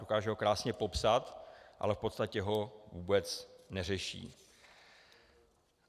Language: Czech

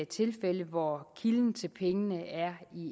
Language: Danish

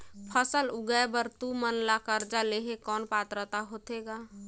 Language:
Chhattisgarhi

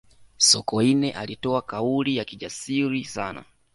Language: Swahili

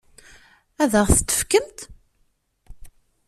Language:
Kabyle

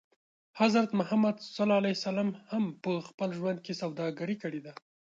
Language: Pashto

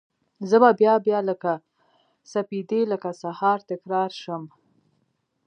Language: Pashto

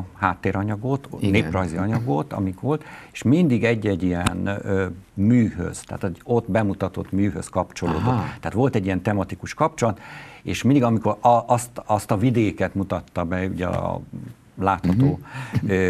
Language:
Hungarian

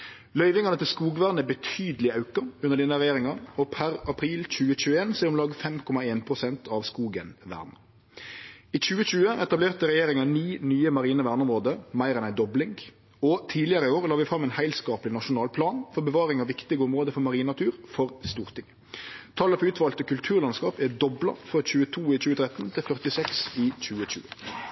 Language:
Norwegian Nynorsk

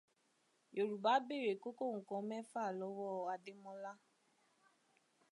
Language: Yoruba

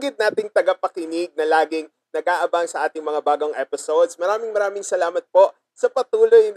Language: Filipino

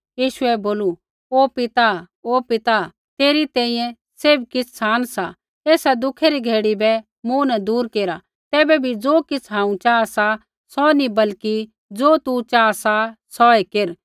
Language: Kullu Pahari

